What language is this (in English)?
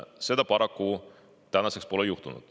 Estonian